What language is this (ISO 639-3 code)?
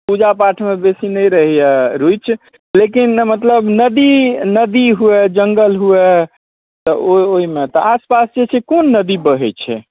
mai